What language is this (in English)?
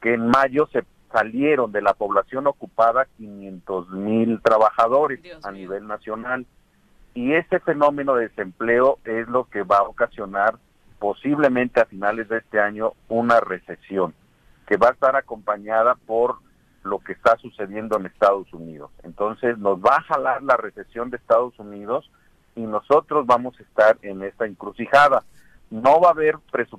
Spanish